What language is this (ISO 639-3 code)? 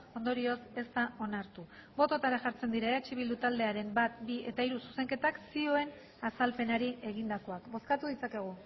eus